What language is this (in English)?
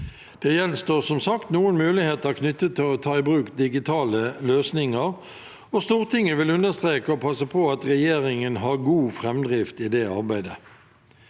Norwegian